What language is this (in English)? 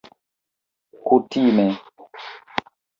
Esperanto